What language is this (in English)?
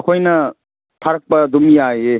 Manipuri